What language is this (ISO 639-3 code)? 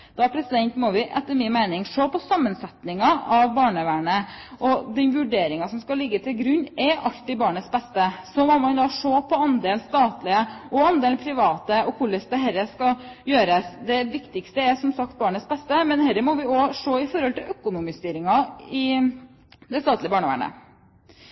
nob